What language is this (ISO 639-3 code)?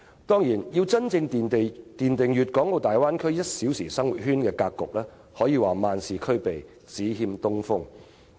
yue